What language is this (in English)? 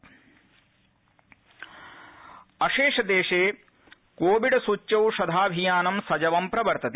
Sanskrit